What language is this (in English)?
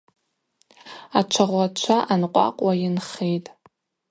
Abaza